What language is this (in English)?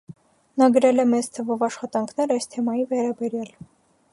Armenian